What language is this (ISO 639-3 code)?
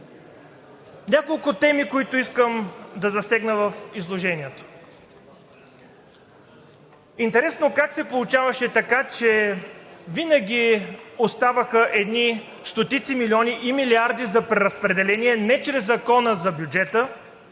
bul